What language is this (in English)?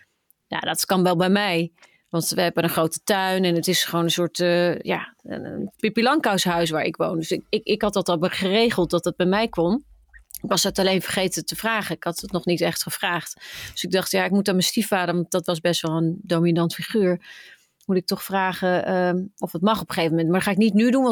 Dutch